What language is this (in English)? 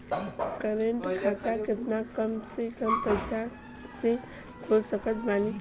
Bhojpuri